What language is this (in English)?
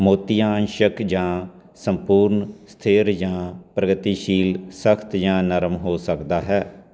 Punjabi